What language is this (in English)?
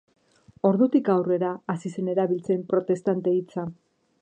Basque